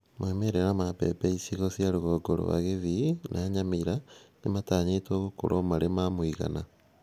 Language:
Kikuyu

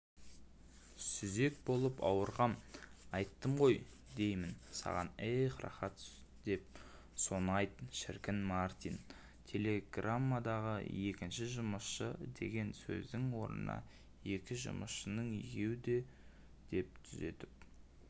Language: Kazakh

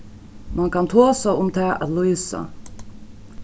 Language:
Faroese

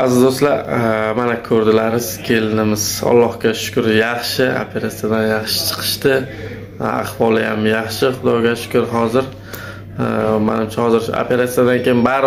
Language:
Turkish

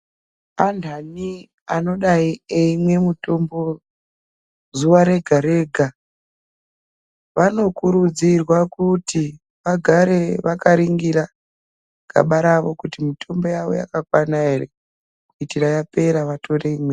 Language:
Ndau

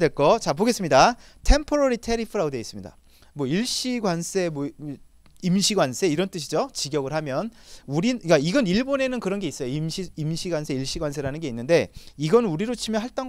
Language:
Korean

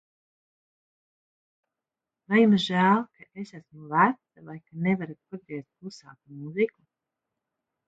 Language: Latvian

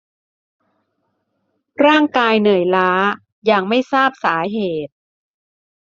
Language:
Thai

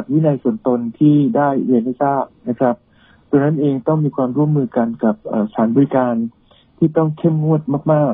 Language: Thai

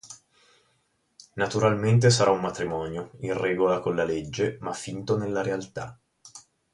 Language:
Italian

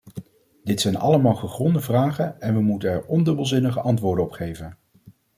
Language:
Dutch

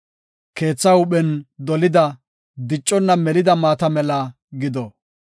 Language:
Gofa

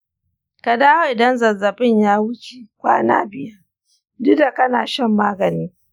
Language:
Hausa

